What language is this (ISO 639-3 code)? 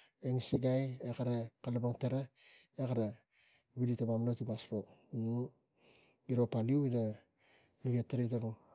tgc